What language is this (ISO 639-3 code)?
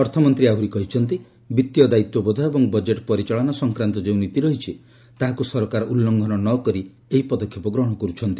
ori